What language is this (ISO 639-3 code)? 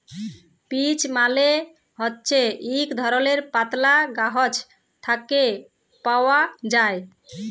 ben